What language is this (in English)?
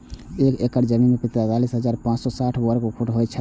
Maithili